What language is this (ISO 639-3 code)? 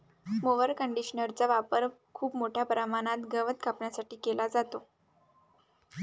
mar